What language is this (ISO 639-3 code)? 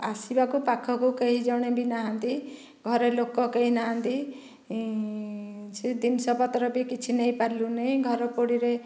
ori